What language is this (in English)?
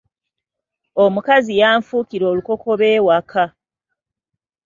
Ganda